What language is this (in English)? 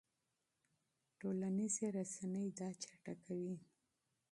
Pashto